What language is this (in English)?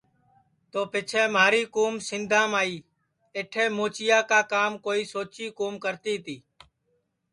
Sansi